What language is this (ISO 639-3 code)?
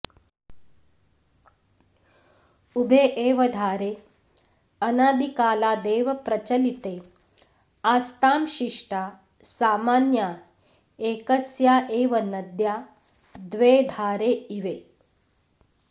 san